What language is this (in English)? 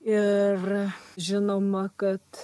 Lithuanian